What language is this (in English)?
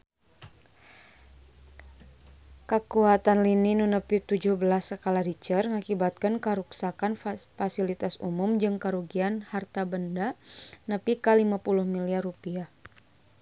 Sundanese